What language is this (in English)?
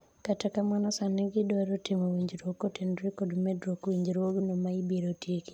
Luo (Kenya and Tanzania)